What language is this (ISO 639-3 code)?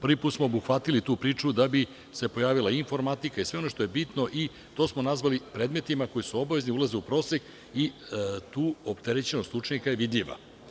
srp